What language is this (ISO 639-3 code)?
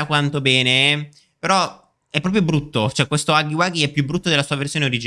ita